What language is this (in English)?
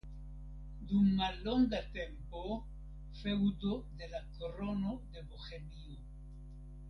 Esperanto